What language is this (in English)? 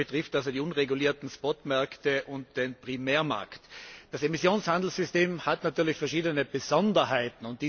German